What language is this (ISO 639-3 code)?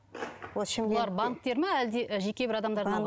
kaz